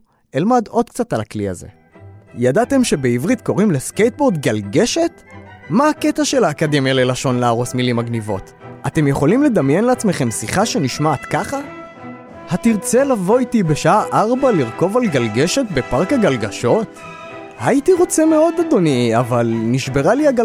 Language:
Hebrew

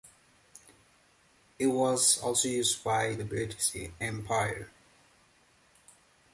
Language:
English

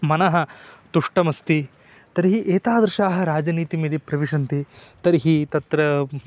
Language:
Sanskrit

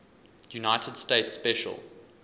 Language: English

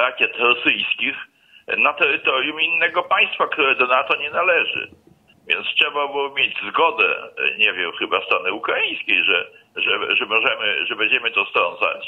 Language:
Polish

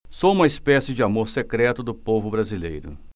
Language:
Portuguese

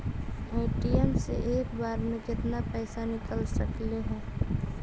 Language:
Magahi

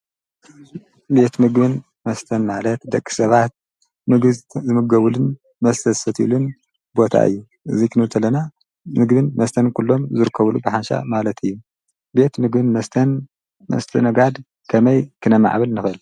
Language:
Tigrinya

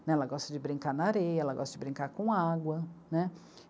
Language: Portuguese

